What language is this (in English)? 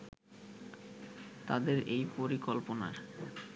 Bangla